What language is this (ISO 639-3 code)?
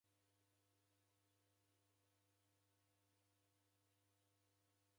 dav